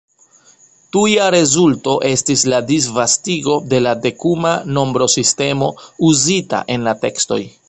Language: Esperanto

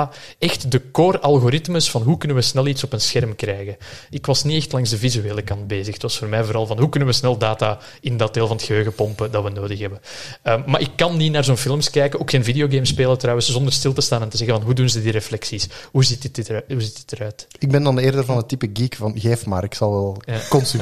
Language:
Dutch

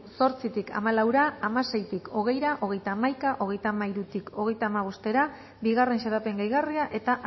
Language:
Basque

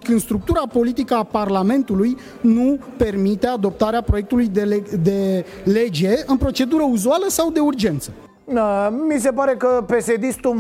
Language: Romanian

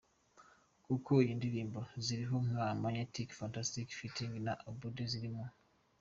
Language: Kinyarwanda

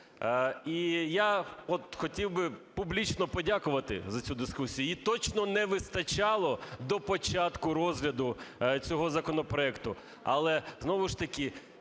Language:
Ukrainian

